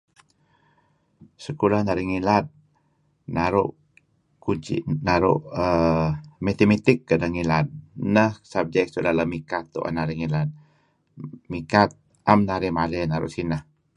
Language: Kelabit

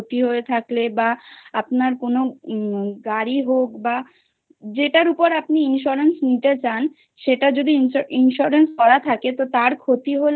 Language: Bangla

